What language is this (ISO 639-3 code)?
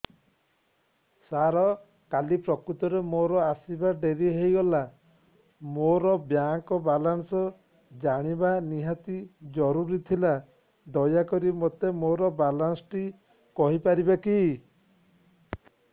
ori